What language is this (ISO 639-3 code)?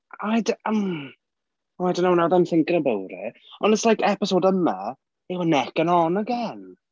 cym